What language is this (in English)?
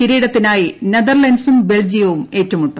Malayalam